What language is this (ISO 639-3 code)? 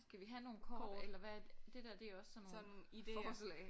dan